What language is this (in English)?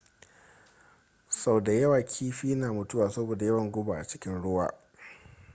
Hausa